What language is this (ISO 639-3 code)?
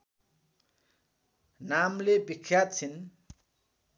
nep